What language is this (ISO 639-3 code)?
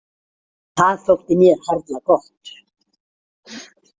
isl